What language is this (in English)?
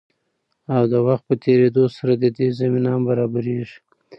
Pashto